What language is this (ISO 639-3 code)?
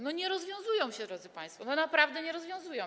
pol